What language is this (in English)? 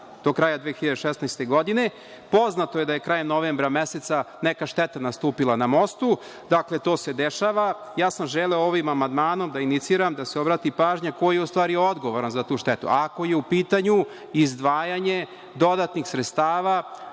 Serbian